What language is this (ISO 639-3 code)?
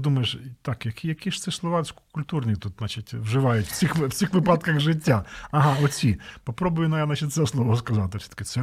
ukr